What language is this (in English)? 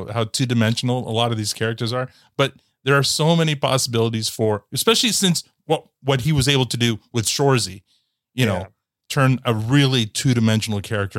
English